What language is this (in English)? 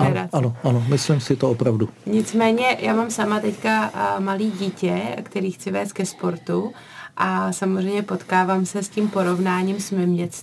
Czech